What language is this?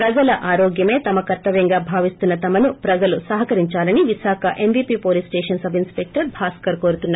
Telugu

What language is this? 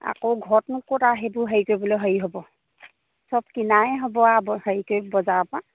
Assamese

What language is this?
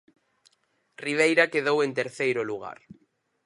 Galician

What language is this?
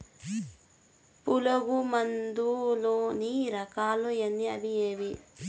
Telugu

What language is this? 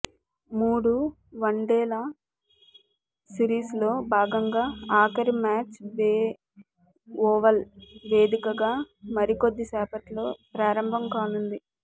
Telugu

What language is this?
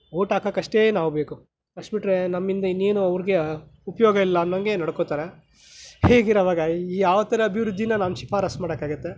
Kannada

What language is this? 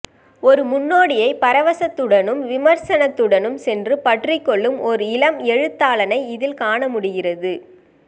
Tamil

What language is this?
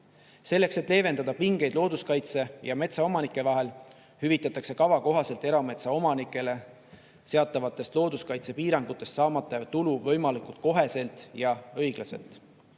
Estonian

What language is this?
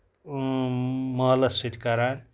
Kashmiri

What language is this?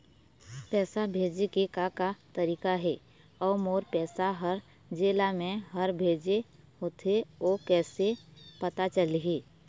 Chhattisgarhi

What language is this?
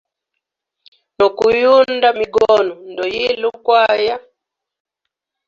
Hemba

